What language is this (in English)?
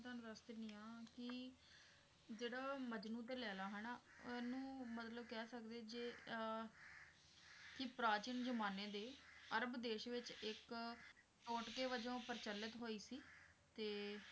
Punjabi